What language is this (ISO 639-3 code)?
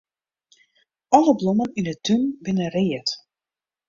fry